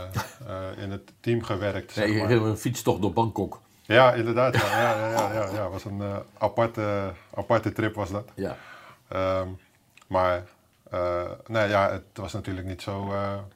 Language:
Dutch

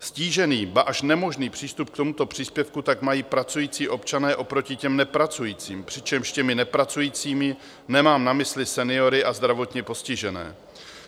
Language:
Czech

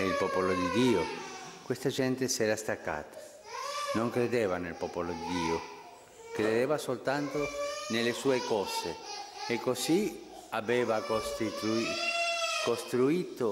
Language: Italian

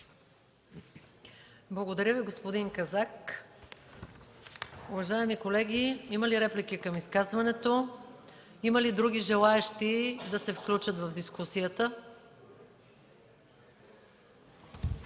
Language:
Bulgarian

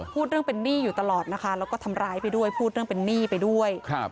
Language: Thai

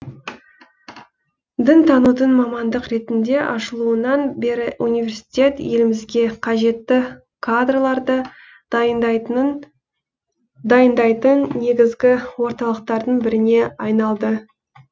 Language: Kazakh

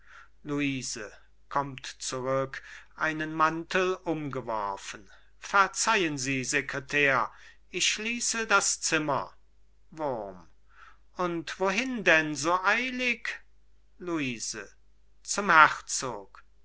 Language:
German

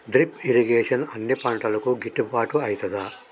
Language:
Telugu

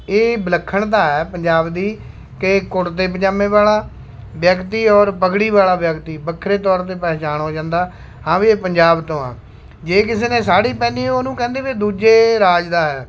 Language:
Punjabi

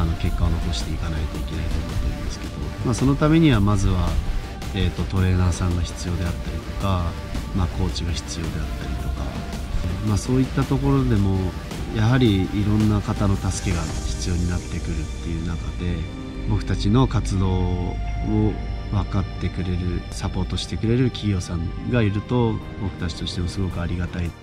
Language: Japanese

